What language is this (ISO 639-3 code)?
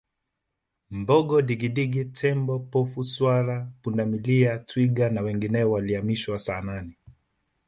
swa